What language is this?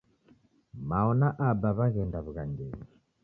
Taita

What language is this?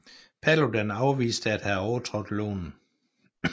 Danish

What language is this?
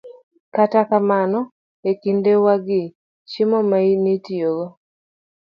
Luo (Kenya and Tanzania)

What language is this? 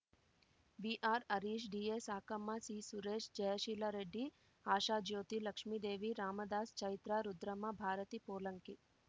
Kannada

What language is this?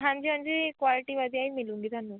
Punjabi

